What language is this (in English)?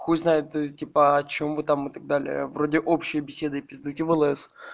Russian